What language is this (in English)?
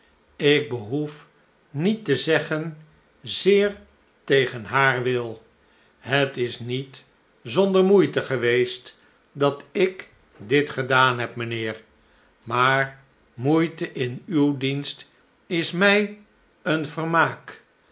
Dutch